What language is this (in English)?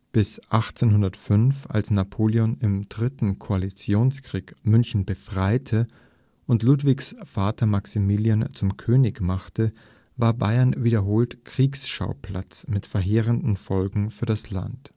German